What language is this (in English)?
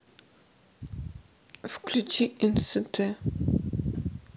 Russian